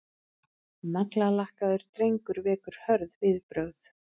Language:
Icelandic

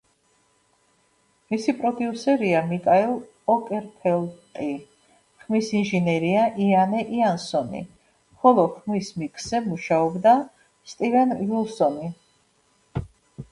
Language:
Georgian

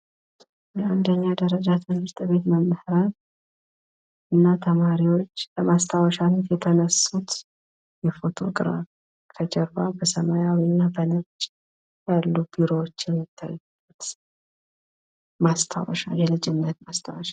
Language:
Amharic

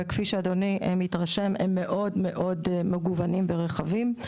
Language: Hebrew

